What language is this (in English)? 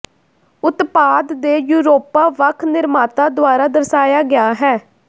Punjabi